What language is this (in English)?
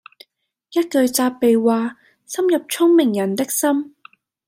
Cantonese